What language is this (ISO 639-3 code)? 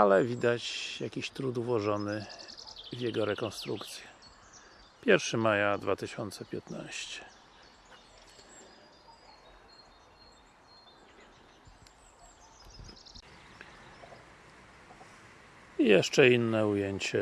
pol